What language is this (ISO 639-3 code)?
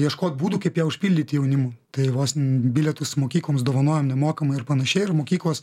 lit